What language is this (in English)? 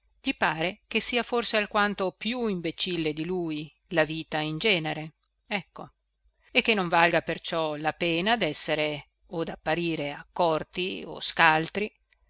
Italian